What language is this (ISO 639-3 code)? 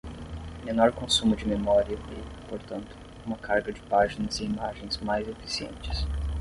por